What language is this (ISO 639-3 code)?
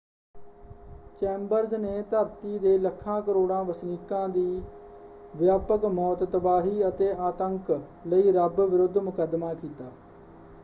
pan